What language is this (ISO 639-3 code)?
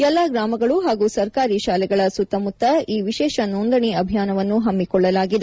kan